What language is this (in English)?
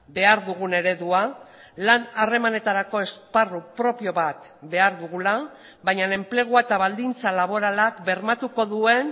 Basque